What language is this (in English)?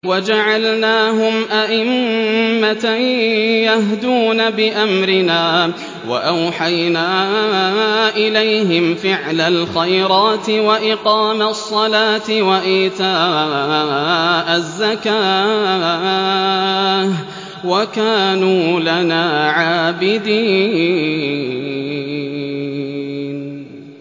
Arabic